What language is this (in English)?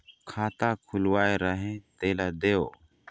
Chhattisgarhi